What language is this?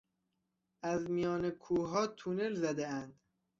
Persian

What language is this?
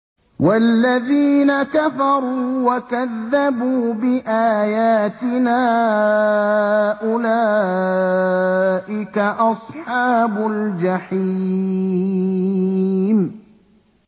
Arabic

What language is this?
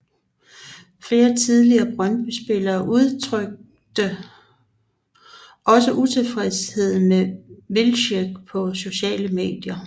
Danish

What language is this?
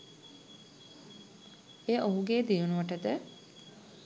Sinhala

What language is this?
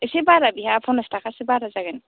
Bodo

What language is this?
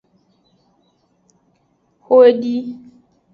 Aja (Benin)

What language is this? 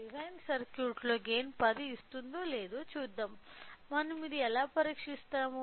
Telugu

